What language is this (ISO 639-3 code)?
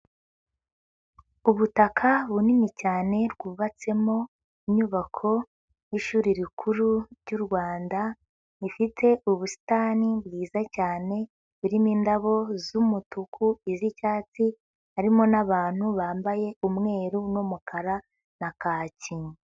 kin